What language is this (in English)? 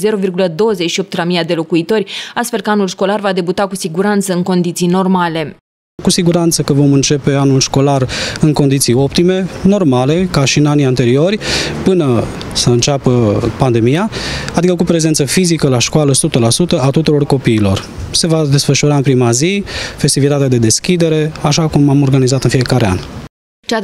Romanian